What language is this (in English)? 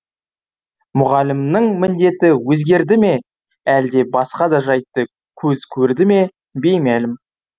Kazakh